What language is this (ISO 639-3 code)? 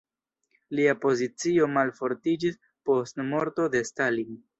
epo